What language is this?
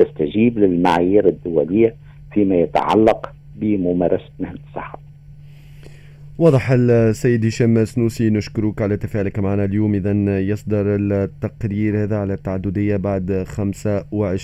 Arabic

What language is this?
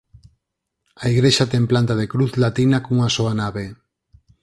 Galician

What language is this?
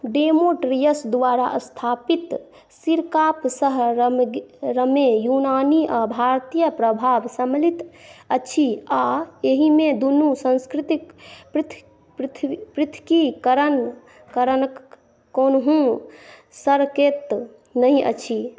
Maithili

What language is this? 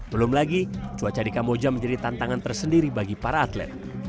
Indonesian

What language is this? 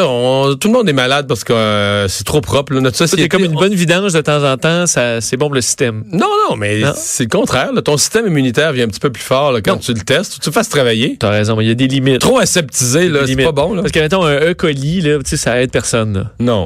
French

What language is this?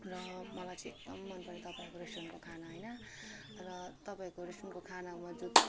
Nepali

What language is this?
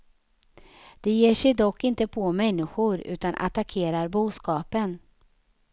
Swedish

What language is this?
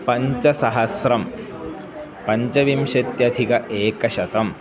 Sanskrit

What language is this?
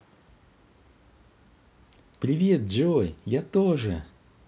Russian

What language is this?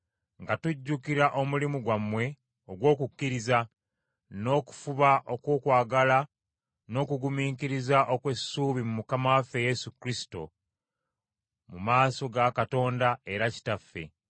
Ganda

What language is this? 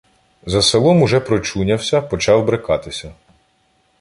Ukrainian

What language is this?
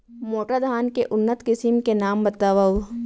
Chhattisgarhi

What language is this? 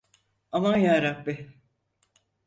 Turkish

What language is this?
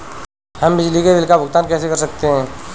Hindi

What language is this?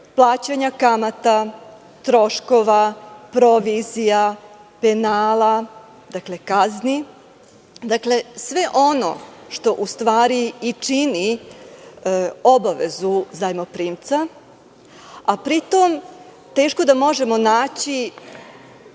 Serbian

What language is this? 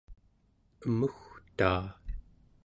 Central Yupik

